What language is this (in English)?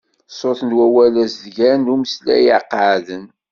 Kabyle